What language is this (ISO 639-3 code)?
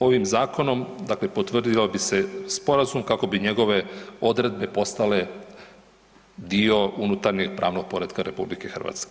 hrv